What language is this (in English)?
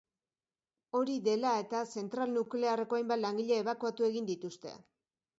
Basque